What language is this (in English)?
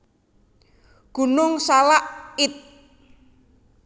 Javanese